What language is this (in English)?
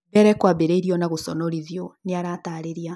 Kikuyu